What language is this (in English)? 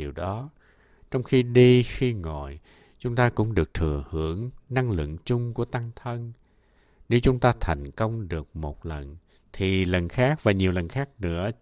Vietnamese